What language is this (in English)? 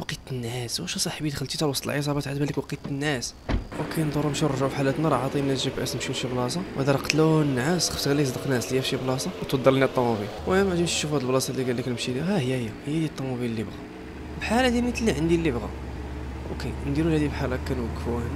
Arabic